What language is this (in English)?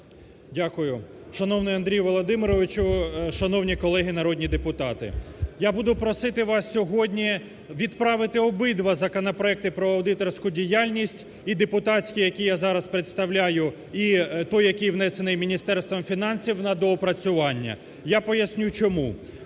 Ukrainian